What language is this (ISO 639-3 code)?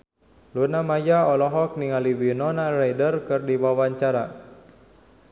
sun